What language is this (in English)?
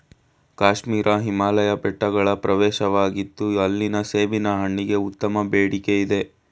Kannada